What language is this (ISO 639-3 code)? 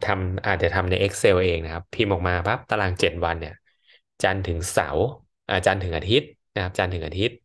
tha